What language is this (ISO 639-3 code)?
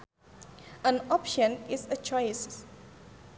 sun